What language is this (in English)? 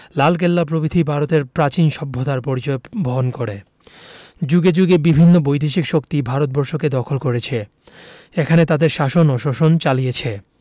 Bangla